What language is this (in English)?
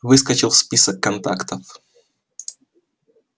Russian